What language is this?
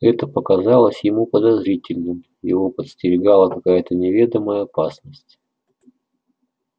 Russian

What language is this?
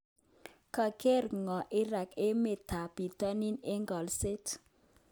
Kalenjin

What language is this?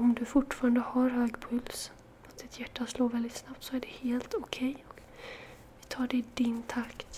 Swedish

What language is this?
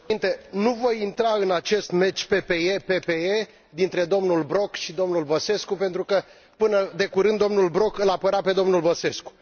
Romanian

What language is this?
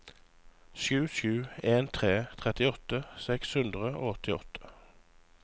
Norwegian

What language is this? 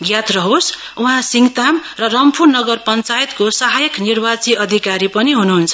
Nepali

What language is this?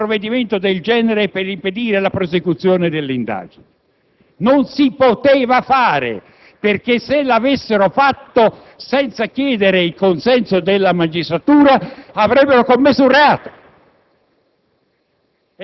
Italian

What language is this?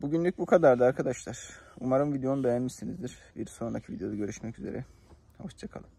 Turkish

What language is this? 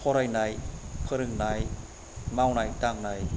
Bodo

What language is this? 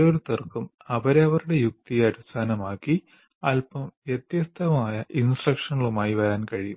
Malayalam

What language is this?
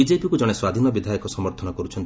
Odia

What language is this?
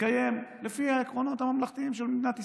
Hebrew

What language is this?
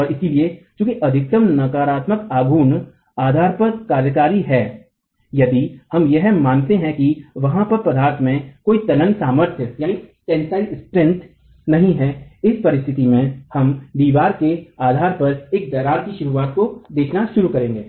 Hindi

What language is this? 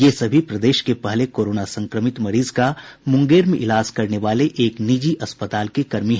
Hindi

